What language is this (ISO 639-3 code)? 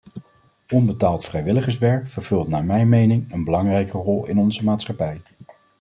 nld